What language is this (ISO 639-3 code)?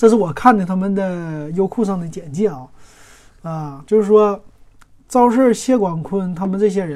zho